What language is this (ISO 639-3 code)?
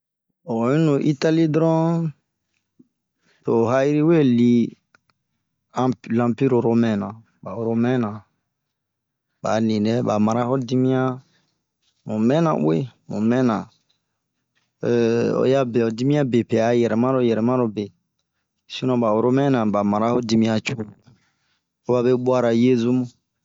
bmq